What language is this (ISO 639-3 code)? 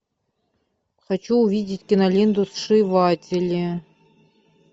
rus